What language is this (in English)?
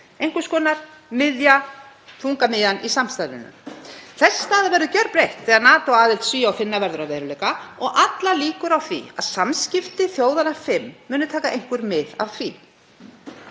Icelandic